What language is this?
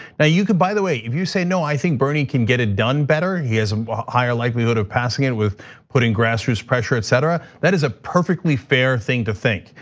English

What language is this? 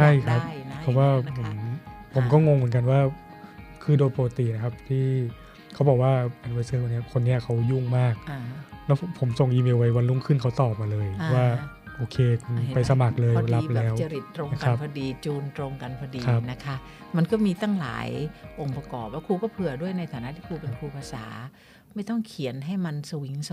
Thai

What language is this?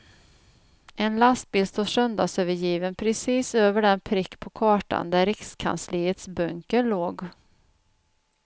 Swedish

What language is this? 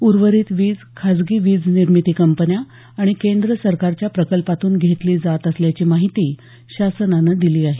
Marathi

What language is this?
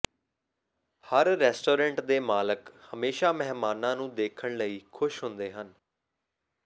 Punjabi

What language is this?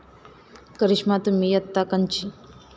Marathi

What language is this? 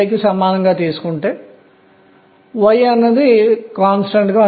Telugu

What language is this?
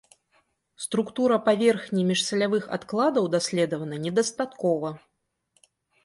Belarusian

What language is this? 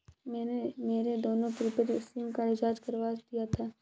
Hindi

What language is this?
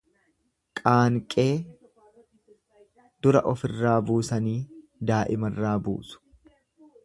Oromo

